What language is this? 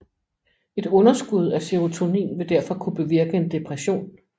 Danish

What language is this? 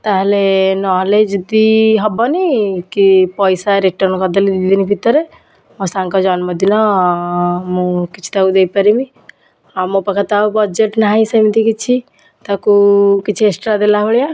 Odia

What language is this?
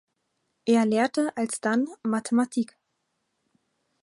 German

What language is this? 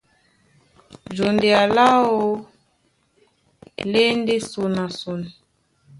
Duala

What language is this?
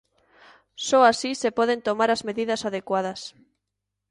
Galician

